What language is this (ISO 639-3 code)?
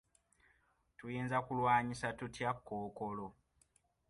lug